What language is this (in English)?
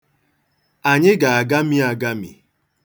Igbo